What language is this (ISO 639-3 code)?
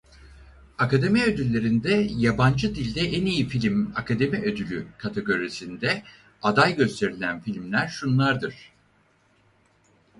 tur